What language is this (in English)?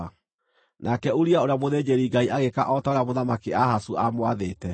Kikuyu